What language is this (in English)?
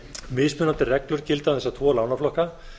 Icelandic